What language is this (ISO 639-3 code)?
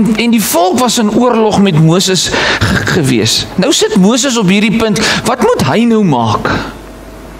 nld